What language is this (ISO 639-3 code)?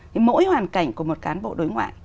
vie